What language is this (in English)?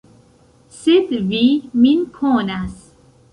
Esperanto